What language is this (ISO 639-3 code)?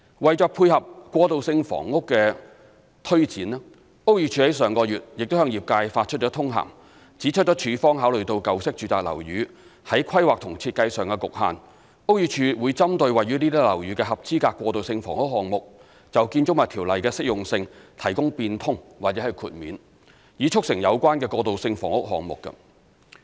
yue